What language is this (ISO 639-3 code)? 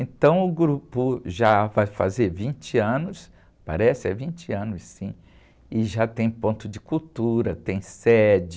por